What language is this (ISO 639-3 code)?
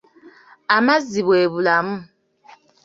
lug